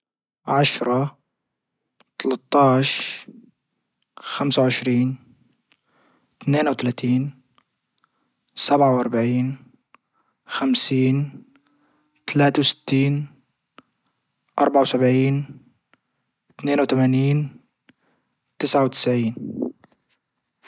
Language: Libyan Arabic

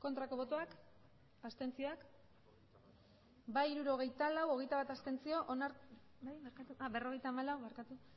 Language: Basque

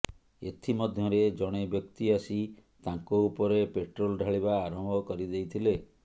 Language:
Odia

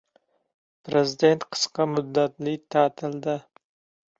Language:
Uzbek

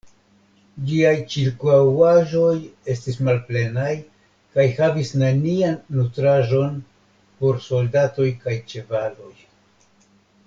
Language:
Esperanto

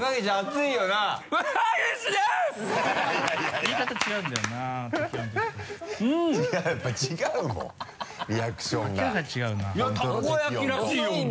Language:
Japanese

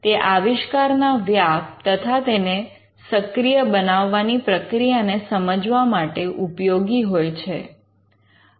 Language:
Gujarati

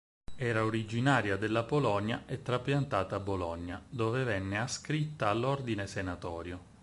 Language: Italian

